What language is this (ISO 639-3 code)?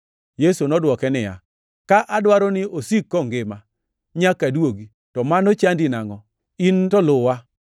luo